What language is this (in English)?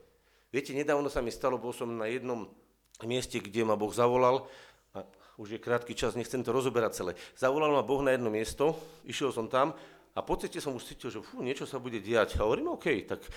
Slovak